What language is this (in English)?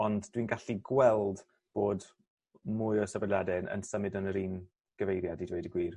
Welsh